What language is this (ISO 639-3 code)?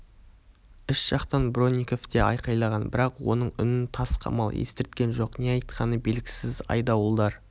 kaz